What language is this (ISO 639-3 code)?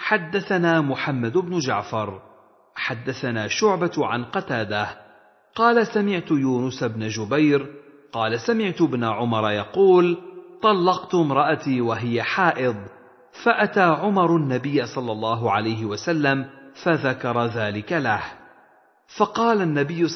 ara